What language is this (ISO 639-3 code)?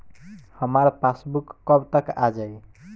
bho